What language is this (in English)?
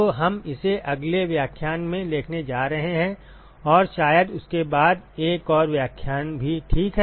Hindi